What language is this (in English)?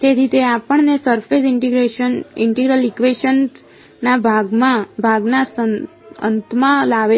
Gujarati